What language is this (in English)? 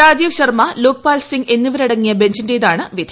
Malayalam